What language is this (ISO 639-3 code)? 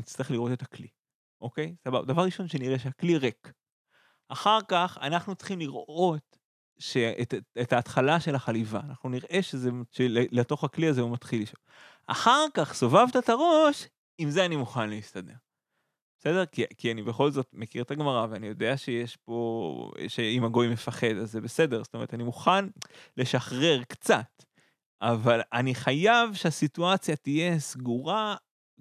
heb